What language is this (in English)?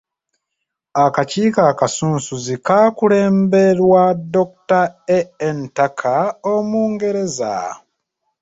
Ganda